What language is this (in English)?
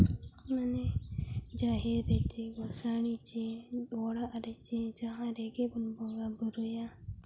Santali